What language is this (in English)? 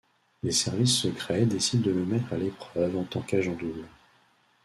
French